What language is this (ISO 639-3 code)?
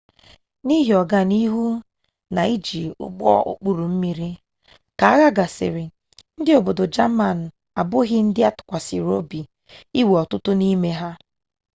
ibo